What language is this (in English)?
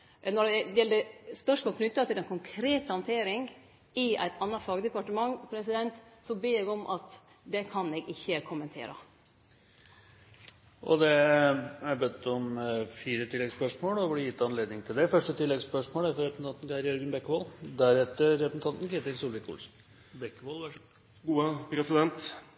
Norwegian